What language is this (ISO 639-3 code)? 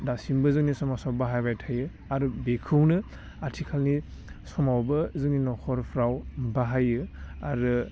brx